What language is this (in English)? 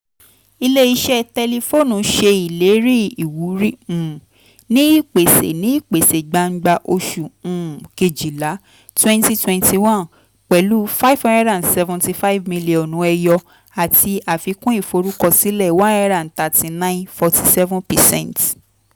Yoruba